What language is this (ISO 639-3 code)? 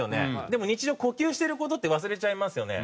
jpn